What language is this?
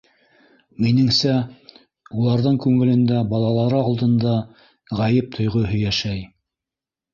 Bashkir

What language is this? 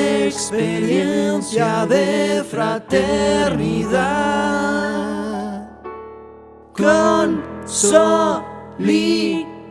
Italian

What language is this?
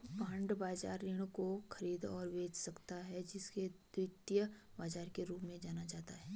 Hindi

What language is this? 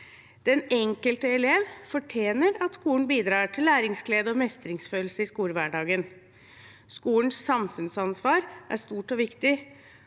Norwegian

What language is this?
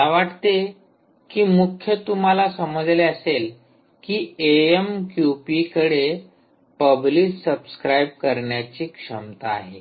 Marathi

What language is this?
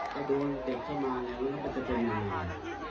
Thai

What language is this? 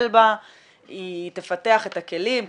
Hebrew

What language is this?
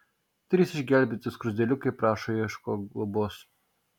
Lithuanian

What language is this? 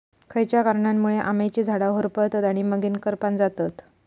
Marathi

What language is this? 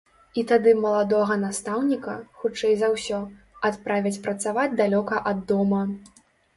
Belarusian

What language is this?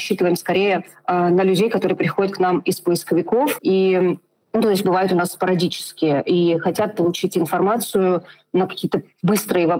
Russian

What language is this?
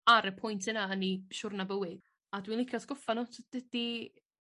Welsh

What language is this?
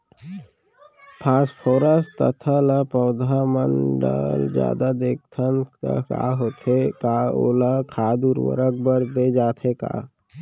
Chhattisgarhi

